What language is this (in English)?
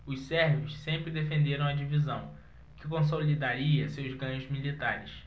Portuguese